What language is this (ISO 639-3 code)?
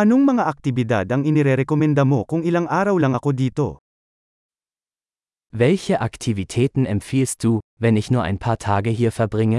fil